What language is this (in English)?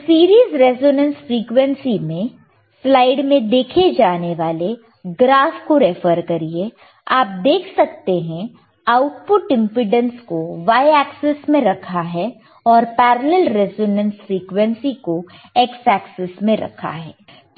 Hindi